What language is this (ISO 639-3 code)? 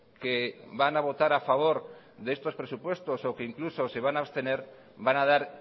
spa